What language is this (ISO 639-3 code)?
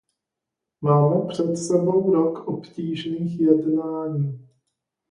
ces